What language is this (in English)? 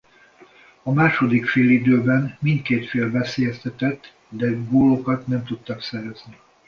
Hungarian